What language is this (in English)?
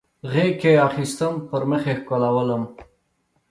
Pashto